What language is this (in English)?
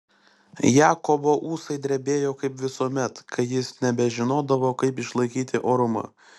Lithuanian